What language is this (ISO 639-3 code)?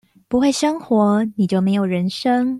zho